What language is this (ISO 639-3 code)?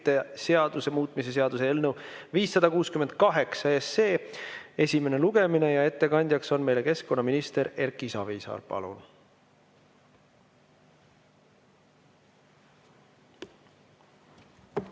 est